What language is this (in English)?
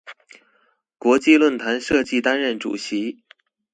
Chinese